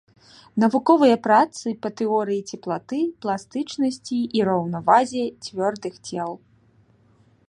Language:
Belarusian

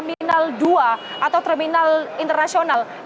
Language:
Indonesian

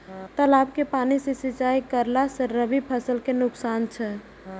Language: Maithili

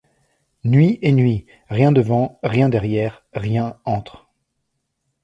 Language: French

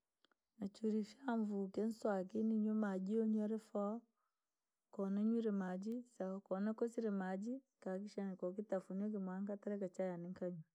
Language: Langi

